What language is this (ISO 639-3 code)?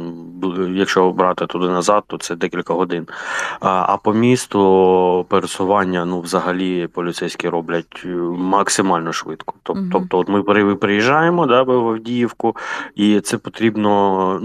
ukr